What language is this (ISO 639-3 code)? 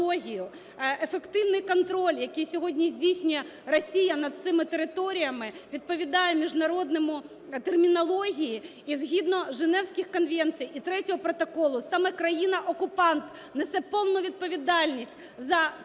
ukr